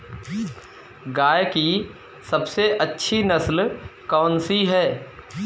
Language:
Hindi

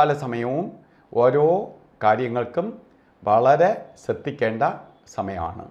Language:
Malayalam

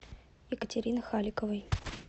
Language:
Russian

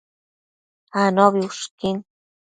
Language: Matsés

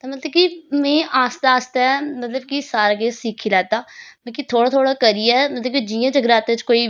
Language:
Dogri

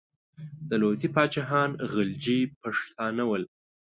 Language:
Pashto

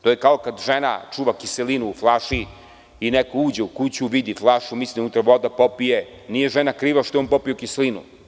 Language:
Serbian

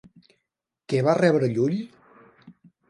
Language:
Catalan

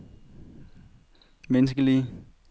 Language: Danish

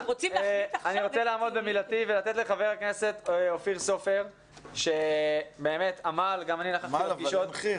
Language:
Hebrew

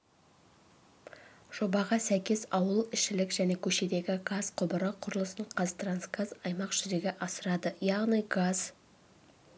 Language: Kazakh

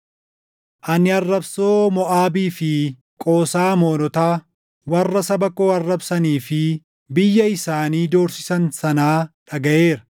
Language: Oromo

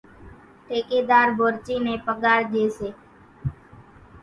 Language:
Kachi Koli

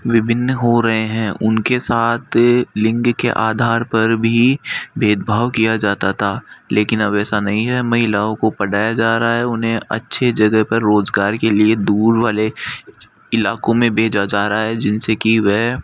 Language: Hindi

